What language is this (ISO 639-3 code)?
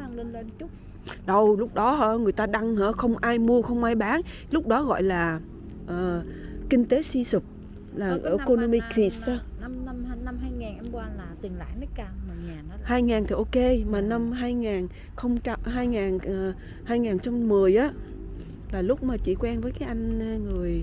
vie